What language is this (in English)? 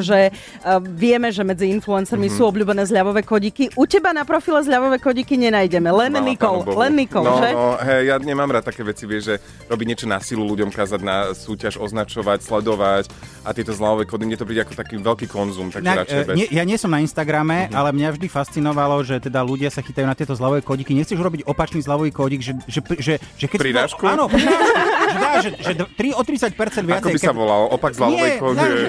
Slovak